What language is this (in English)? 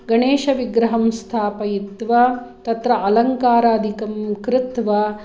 Sanskrit